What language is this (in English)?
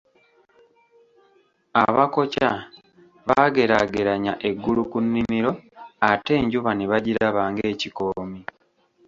Ganda